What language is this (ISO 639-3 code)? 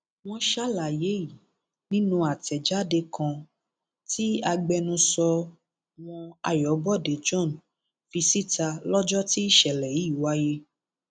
yor